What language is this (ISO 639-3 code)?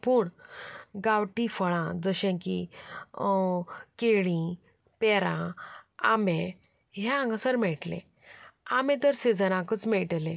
kok